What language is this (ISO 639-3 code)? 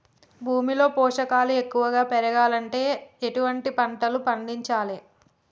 tel